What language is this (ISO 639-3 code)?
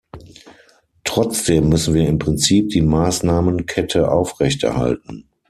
deu